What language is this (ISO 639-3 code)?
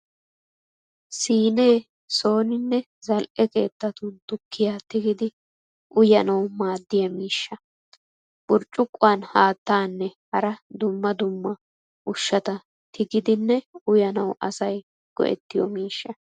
wal